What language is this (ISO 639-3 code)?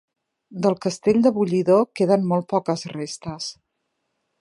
cat